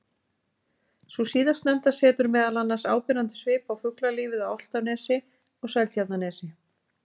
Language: Icelandic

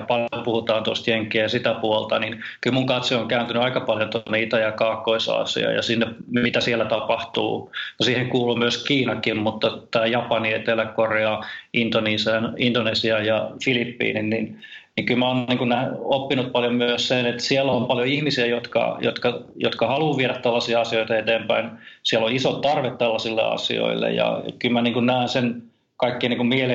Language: Finnish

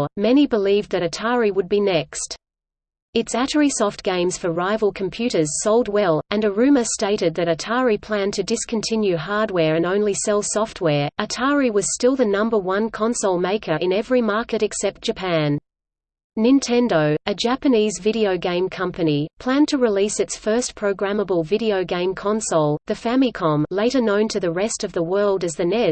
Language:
English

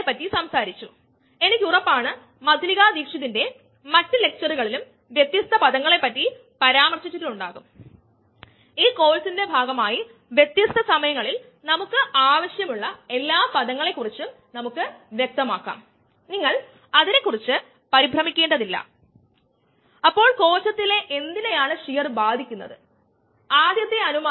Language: Malayalam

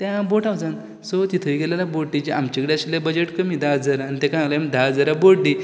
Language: Konkani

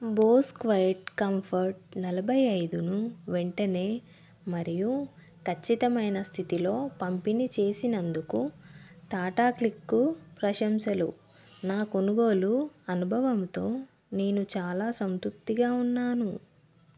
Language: Telugu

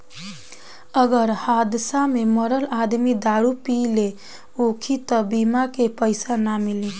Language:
Bhojpuri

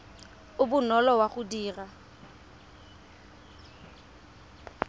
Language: Tswana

